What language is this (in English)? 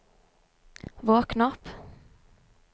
Norwegian